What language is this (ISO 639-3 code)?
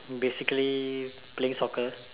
eng